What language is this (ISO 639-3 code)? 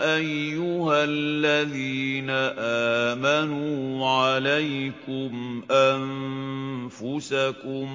ara